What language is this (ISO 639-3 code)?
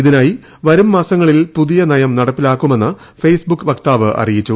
mal